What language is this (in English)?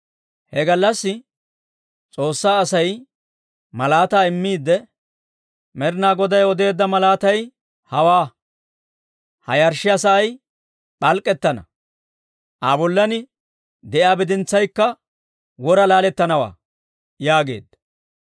Dawro